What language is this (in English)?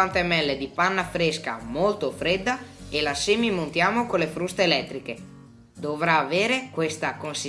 Italian